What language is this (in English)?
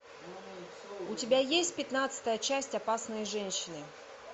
Russian